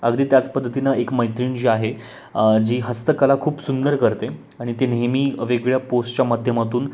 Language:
Marathi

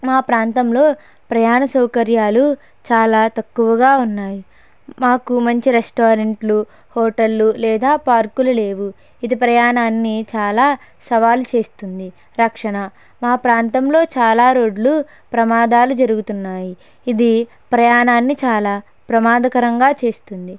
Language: Telugu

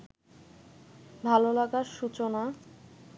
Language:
Bangla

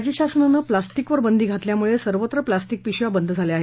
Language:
Marathi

